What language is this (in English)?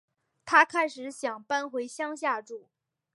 Chinese